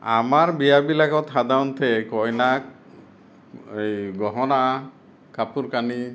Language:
Assamese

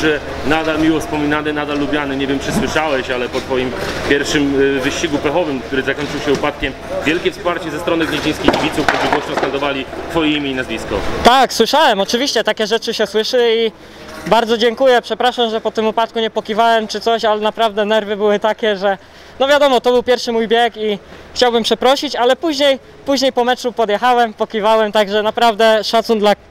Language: Polish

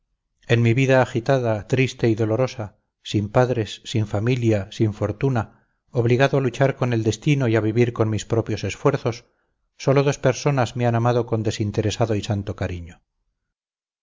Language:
Spanish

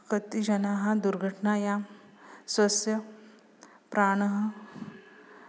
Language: Sanskrit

